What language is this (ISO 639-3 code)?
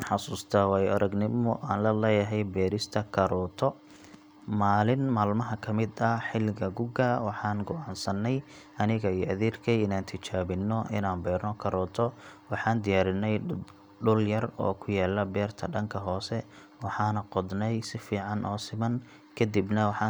som